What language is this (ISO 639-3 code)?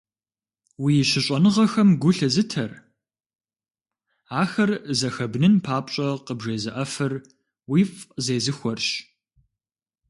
kbd